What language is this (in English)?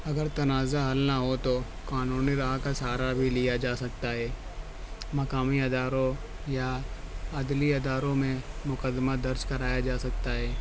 Urdu